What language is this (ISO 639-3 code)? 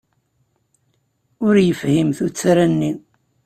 kab